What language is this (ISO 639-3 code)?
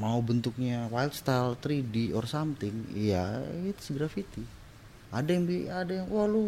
ind